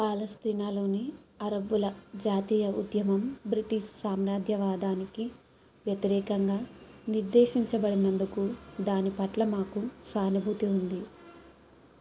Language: Telugu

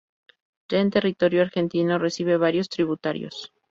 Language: Spanish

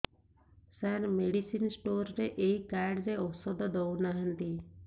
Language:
Odia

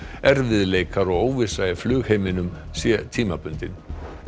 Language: Icelandic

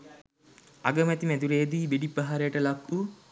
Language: Sinhala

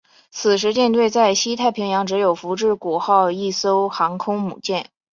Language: Chinese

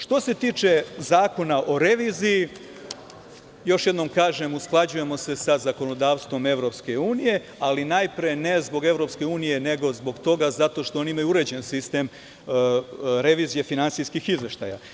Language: Serbian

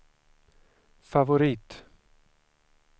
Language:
Swedish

